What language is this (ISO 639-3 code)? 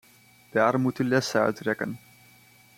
nld